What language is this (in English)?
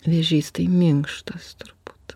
Lithuanian